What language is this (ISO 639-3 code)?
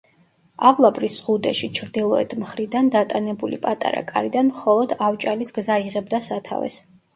kat